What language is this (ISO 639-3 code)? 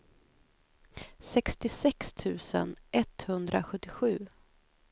swe